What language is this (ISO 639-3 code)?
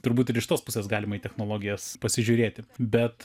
lit